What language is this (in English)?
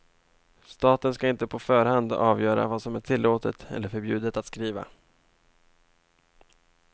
Swedish